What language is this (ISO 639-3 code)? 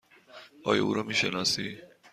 fas